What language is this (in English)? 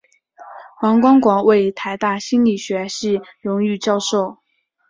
Chinese